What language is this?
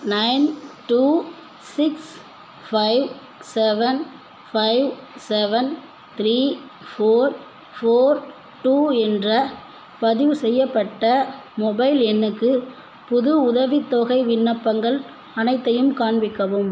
Tamil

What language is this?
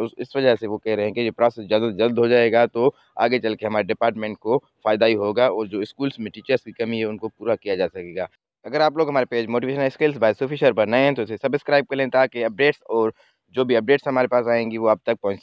Hindi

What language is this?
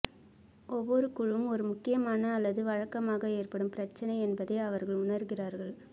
Tamil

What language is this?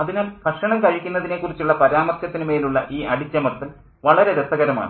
Malayalam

